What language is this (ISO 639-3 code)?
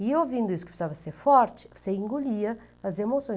por